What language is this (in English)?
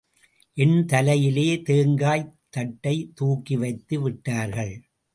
Tamil